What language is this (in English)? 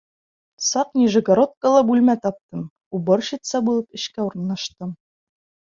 Bashkir